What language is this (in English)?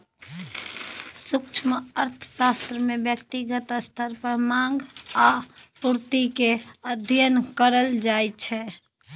Maithili